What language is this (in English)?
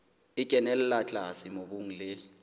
Southern Sotho